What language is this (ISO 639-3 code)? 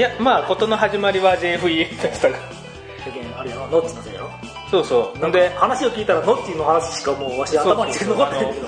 jpn